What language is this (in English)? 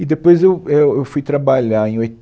Portuguese